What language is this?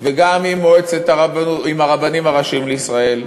Hebrew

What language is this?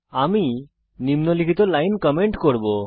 Bangla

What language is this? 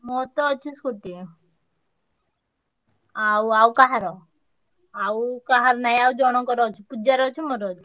Odia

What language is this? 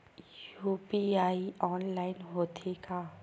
Chhattisgarhi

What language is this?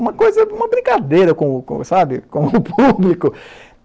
Portuguese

